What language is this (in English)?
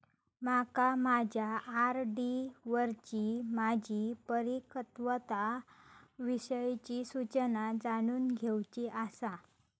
Marathi